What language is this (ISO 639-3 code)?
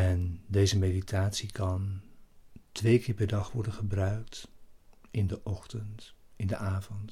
nld